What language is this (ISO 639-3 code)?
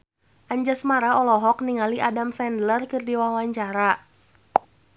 sun